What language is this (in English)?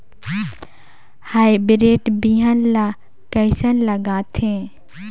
Chhattisgarhi